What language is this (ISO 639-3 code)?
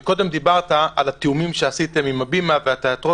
heb